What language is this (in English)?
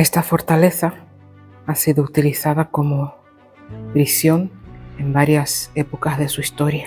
Spanish